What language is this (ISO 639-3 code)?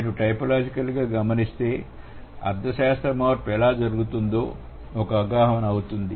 tel